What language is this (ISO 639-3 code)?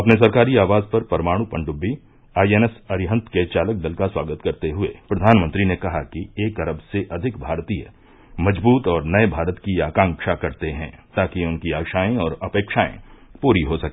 hin